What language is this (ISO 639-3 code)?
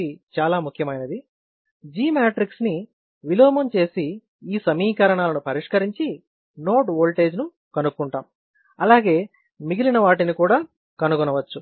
tel